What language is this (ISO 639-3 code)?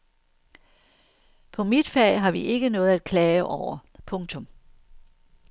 dan